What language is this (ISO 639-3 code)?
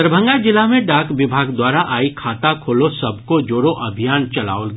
mai